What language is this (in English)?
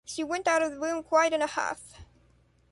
English